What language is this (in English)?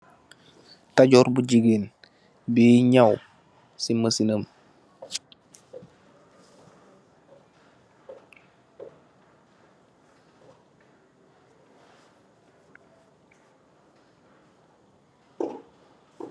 Wolof